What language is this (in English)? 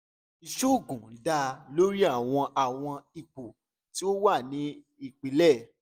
Yoruba